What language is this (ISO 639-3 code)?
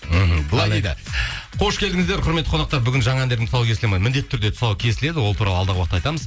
kaz